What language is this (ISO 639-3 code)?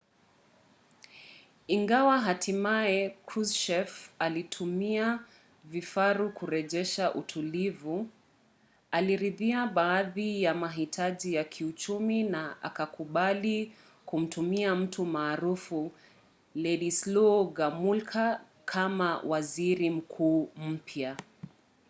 swa